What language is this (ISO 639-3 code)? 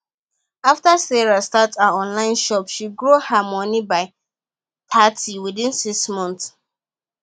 pcm